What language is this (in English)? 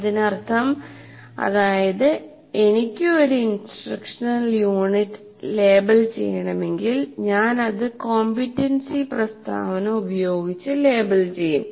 Malayalam